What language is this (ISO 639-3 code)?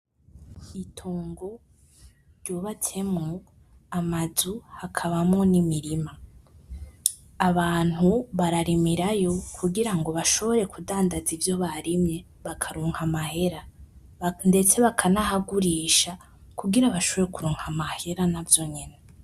run